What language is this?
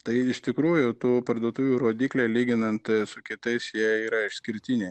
Lithuanian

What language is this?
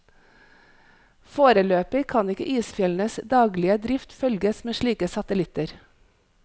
Norwegian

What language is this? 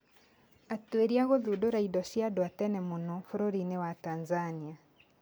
Kikuyu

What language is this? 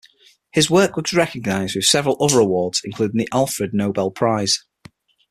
English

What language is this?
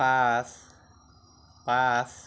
Assamese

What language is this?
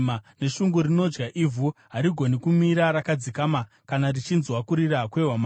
Shona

